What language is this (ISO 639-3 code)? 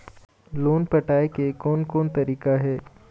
hne